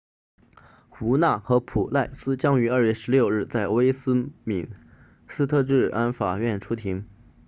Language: Chinese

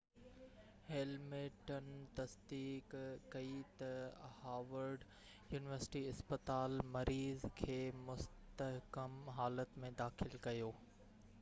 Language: Sindhi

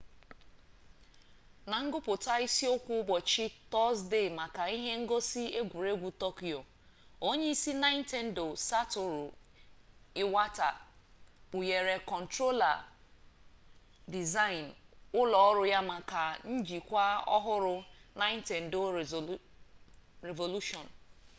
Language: Igbo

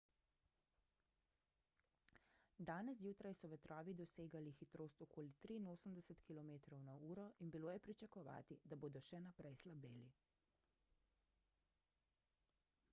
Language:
Slovenian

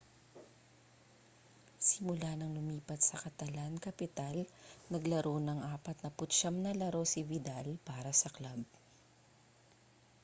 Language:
Filipino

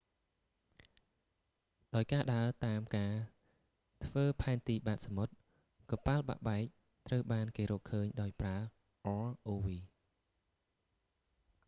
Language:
Khmer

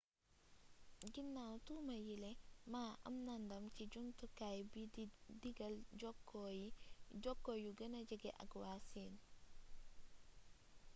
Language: Wolof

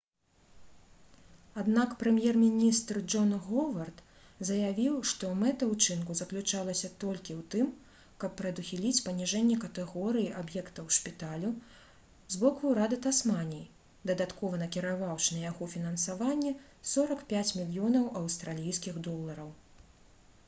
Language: Belarusian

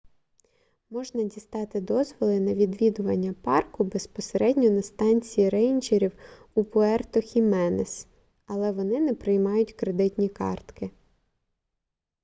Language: Ukrainian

